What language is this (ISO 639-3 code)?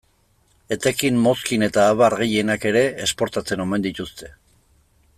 eus